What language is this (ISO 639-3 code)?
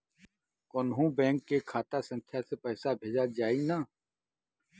bho